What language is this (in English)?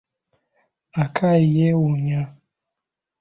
Ganda